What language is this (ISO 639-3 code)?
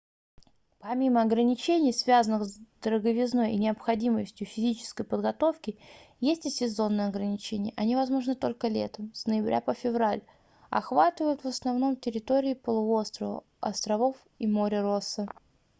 rus